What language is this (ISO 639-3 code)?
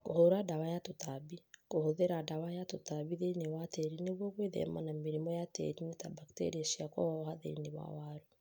kik